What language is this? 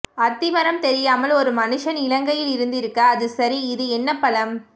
Tamil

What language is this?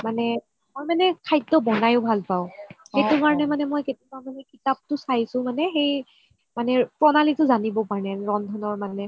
Assamese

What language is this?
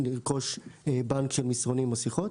Hebrew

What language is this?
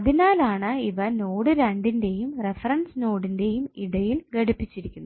Malayalam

